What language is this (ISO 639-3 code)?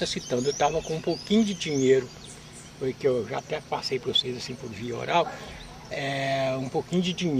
por